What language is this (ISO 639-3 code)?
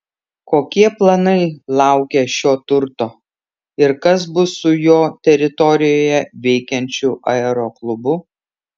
lit